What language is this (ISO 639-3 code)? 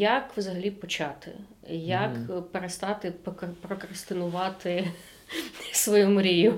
ukr